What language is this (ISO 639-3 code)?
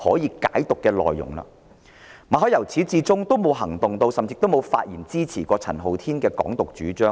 yue